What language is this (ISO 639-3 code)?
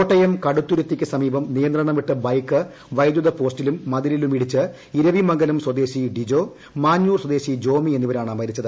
mal